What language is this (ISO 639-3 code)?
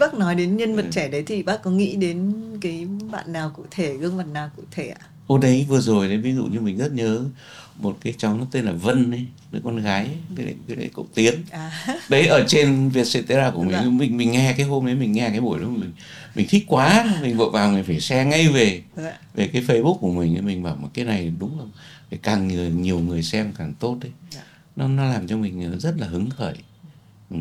vie